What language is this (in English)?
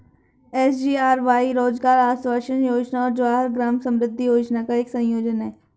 Hindi